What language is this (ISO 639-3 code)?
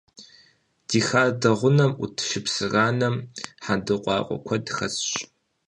kbd